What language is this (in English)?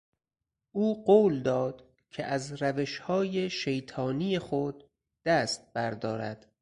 Persian